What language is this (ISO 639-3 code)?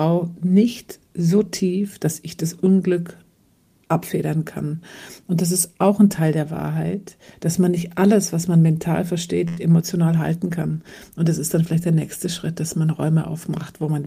deu